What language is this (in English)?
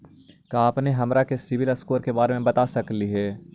Magahi